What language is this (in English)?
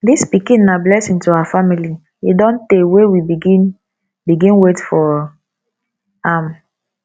Nigerian Pidgin